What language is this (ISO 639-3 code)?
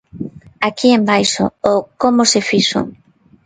glg